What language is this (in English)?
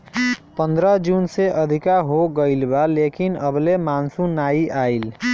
Bhojpuri